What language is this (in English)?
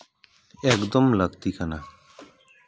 Santali